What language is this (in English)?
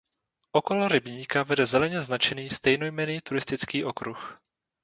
Czech